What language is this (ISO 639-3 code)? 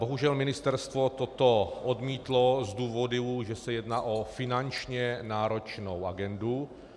ces